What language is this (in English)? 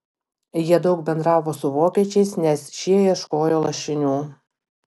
Lithuanian